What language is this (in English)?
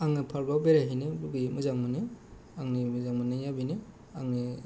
Bodo